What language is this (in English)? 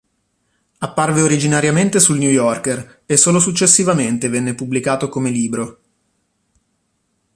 Italian